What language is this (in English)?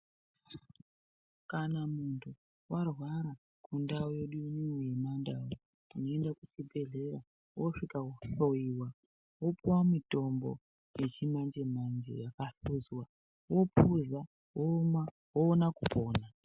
Ndau